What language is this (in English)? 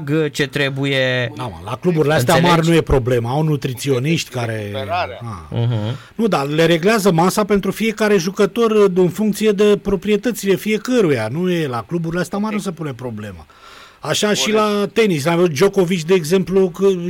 Romanian